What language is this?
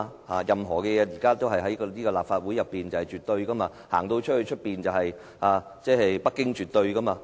Cantonese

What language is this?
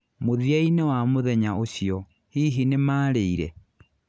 Kikuyu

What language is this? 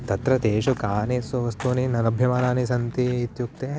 Sanskrit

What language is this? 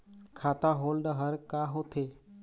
Chhattisgarhi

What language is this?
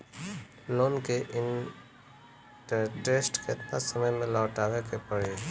Bhojpuri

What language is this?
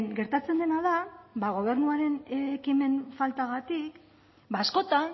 Basque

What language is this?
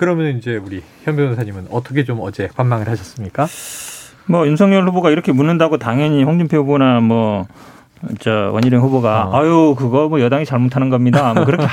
Korean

